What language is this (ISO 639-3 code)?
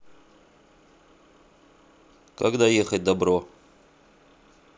rus